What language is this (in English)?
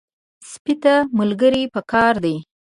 Pashto